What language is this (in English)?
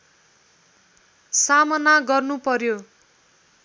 Nepali